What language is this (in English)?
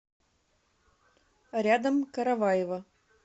Russian